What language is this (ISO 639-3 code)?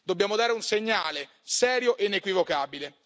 ita